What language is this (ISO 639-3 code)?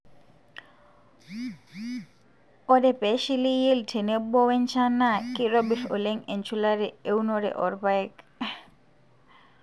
mas